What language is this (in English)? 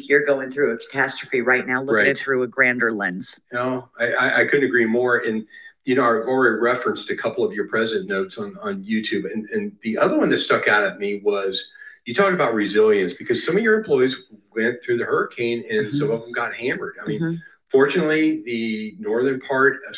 English